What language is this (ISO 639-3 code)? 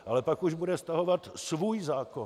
ces